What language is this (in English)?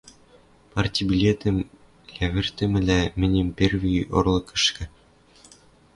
Western Mari